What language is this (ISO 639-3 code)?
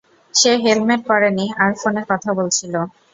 ben